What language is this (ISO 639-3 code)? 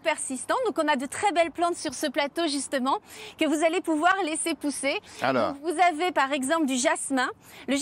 fra